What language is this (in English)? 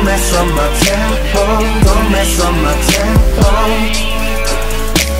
Korean